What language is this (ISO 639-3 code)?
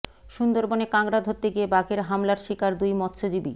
ben